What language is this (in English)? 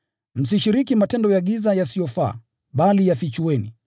Swahili